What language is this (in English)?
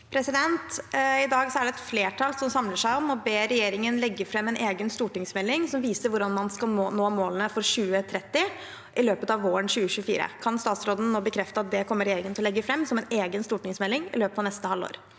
Norwegian